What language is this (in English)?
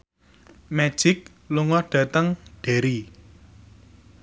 Javanese